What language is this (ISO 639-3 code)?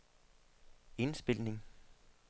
dan